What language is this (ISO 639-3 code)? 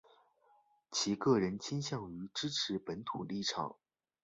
zho